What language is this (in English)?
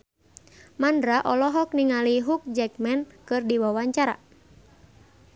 Sundanese